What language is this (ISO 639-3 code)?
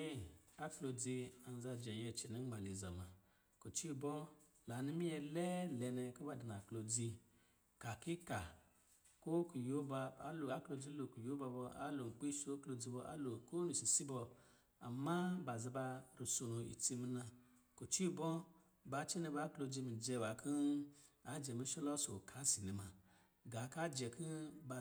mgi